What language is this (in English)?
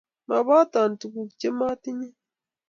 Kalenjin